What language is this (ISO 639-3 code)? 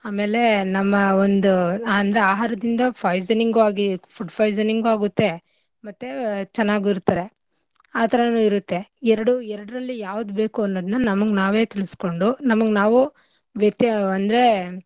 kan